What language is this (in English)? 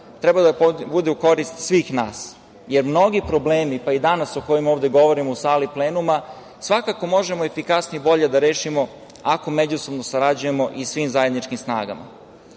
Serbian